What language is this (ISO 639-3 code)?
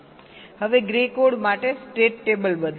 guj